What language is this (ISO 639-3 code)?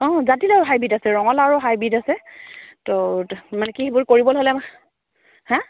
asm